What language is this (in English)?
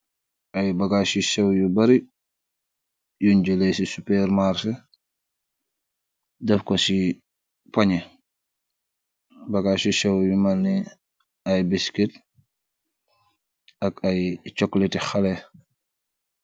Wolof